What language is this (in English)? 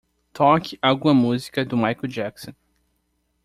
Portuguese